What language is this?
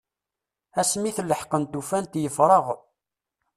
Kabyle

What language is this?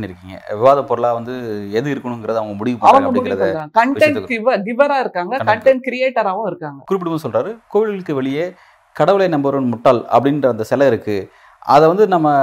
Tamil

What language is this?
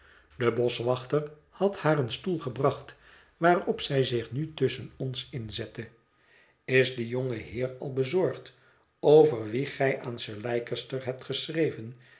Dutch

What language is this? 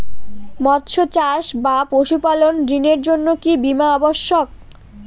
Bangla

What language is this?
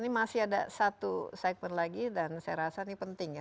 Indonesian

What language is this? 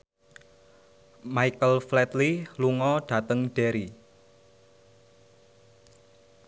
Javanese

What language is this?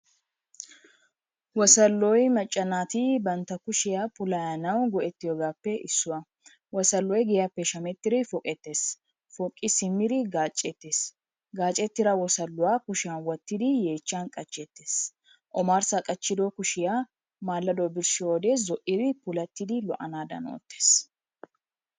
Wolaytta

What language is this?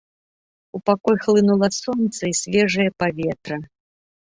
Belarusian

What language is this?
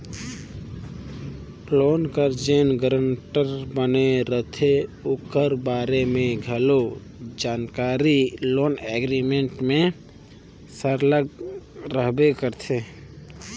Chhattisgarhi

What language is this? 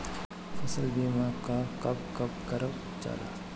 Bhojpuri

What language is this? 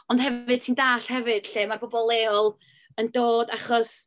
Welsh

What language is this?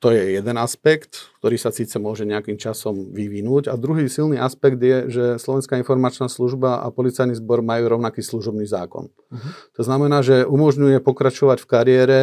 Slovak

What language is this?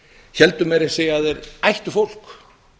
Icelandic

